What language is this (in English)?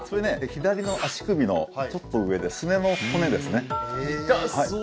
Japanese